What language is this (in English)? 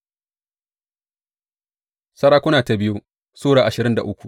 Hausa